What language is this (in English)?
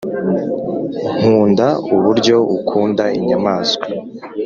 Kinyarwanda